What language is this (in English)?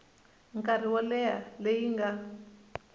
Tsonga